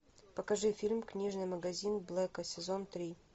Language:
Russian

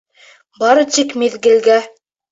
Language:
Bashkir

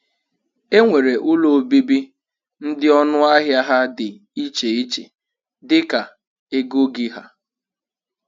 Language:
Igbo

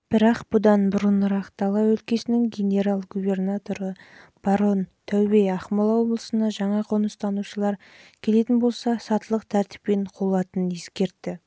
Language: Kazakh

